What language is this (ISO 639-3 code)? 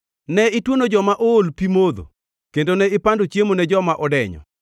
luo